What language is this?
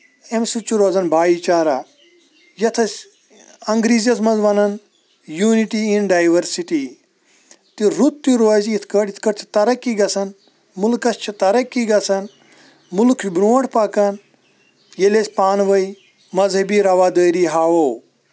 Kashmiri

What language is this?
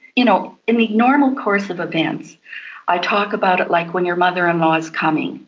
English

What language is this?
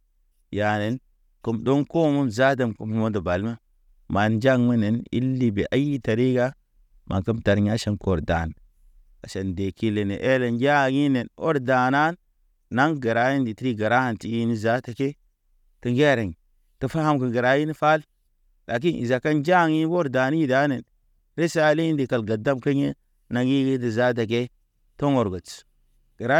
Naba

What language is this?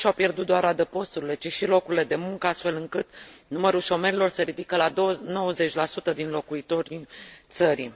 Romanian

